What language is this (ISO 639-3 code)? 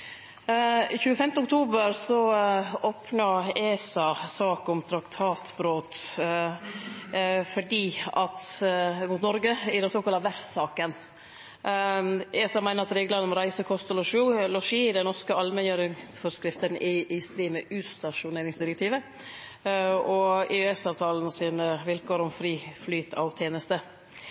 nno